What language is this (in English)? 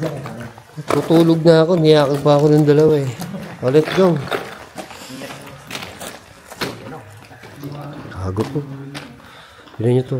Filipino